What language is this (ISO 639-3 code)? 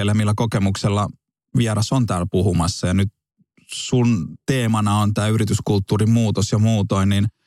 fin